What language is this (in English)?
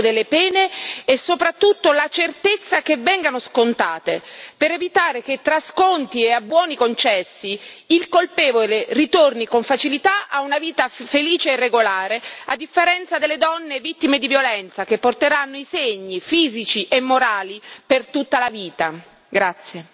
Italian